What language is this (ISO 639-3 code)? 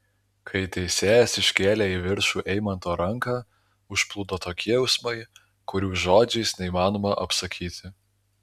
lit